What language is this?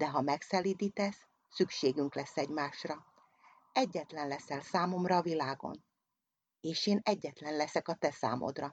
Hungarian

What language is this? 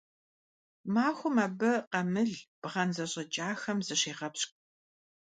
Kabardian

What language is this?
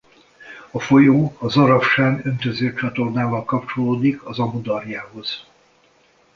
Hungarian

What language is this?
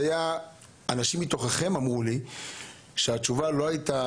Hebrew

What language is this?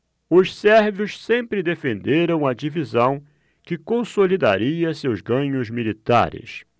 Portuguese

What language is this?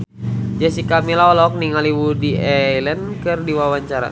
Sundanese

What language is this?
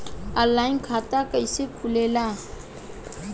Bhojpuri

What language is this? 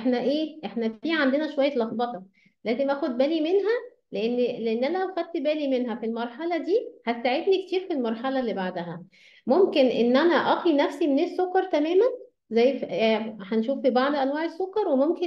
Arabic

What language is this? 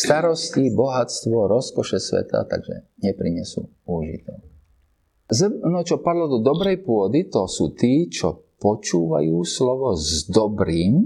Slovak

